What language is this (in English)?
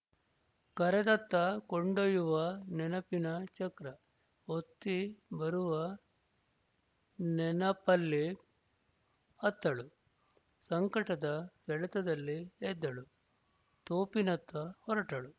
Kannada